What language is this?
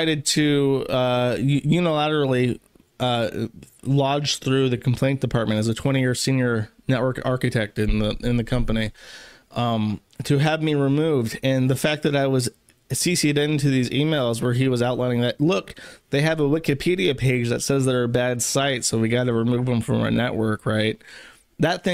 English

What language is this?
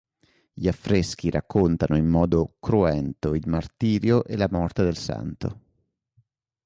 Italian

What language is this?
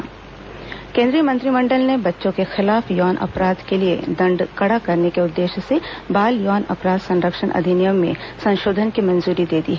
Hindi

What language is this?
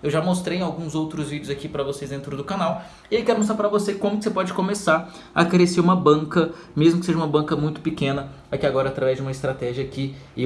Portuguese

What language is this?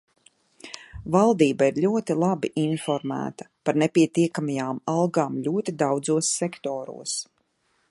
Latvian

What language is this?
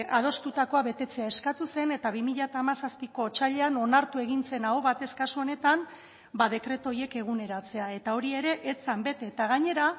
Basque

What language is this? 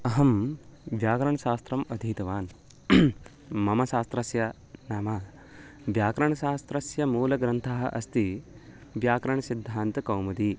Sanskrit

